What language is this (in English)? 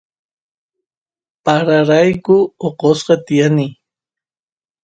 Santiago del Estero Quichua